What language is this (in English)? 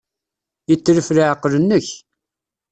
Kabyle